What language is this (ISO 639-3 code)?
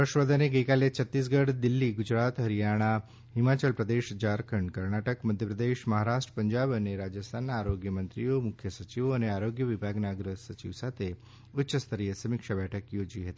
guj